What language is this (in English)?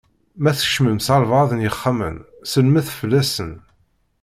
Kabyle